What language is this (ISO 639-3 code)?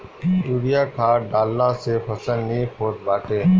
bho